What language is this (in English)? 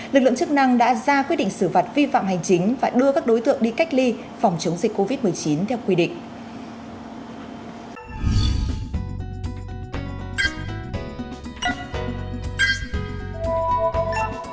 Vietnamese